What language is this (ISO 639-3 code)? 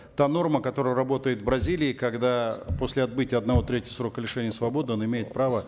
kaz